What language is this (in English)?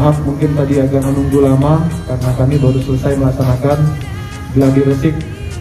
Indonesian